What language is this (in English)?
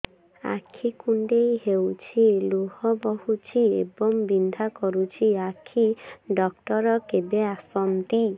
Odia